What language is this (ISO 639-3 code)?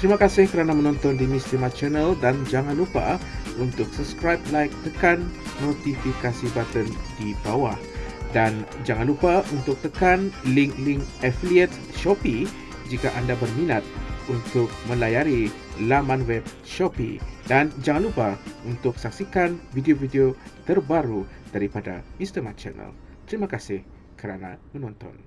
msa